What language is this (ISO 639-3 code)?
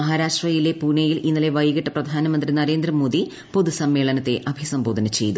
mal